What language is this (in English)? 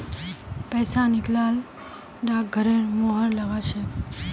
Magahi